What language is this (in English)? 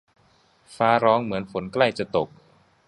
Thai